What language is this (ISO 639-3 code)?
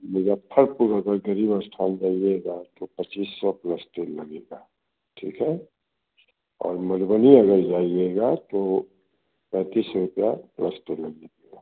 hin